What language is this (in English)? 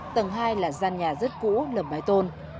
Vietnamese